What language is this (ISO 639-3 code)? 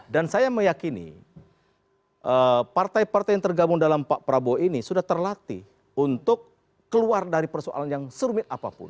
ind